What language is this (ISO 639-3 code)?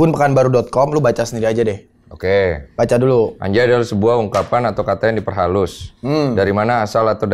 ind